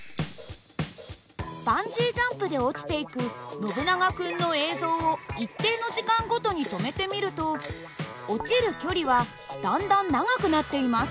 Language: Japanese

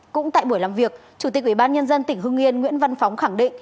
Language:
Vietnamese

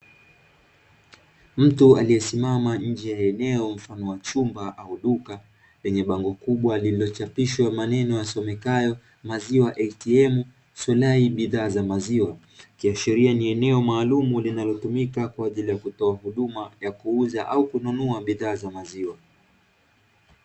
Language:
Swahili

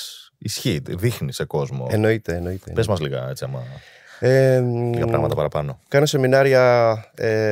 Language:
Greek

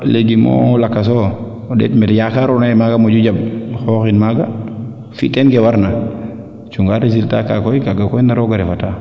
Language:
Serer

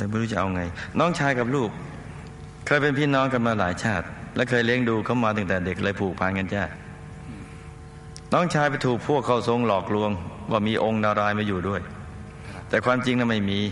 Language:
Thai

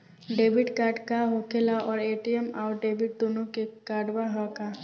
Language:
Bhojpuri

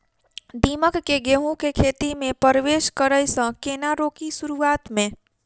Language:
Maithili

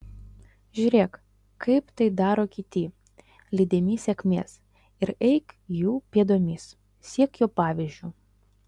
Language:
Lithuanian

